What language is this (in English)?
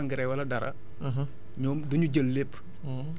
Wolof